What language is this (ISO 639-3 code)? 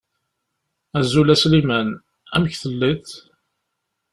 kab